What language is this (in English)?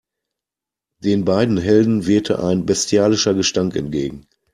German